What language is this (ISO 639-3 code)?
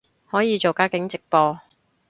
yue